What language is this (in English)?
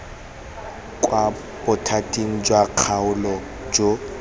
Tswana